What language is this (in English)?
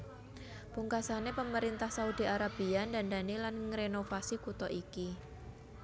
Javanese